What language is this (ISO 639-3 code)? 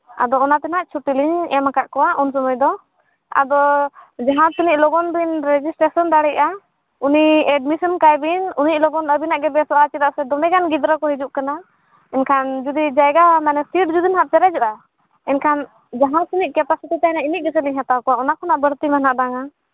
sat